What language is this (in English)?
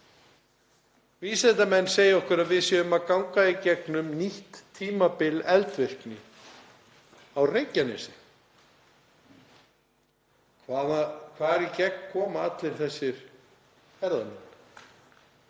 Icelandic